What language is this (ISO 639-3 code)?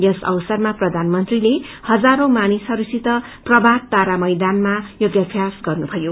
nep